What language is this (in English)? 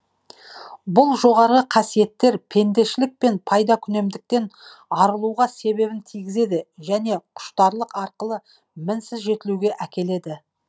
Kazakh